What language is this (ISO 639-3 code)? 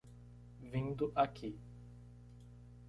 por